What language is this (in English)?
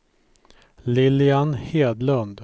Swedish